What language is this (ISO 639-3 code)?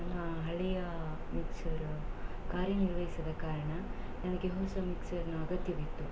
kan